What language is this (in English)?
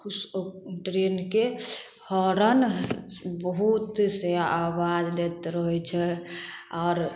Maithili